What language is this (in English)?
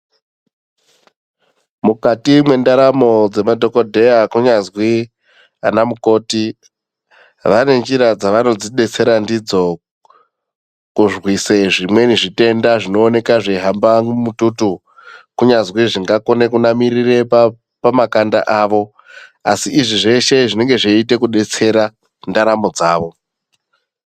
Ndau